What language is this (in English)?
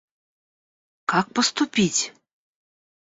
Russian